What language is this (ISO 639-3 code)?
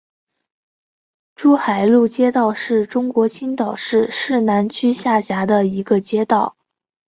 zho